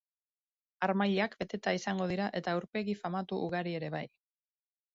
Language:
Basque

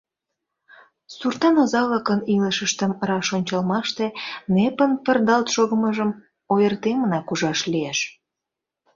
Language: Mari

